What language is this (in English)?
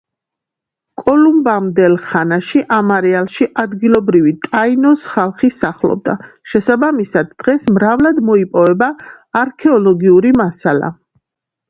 Georgian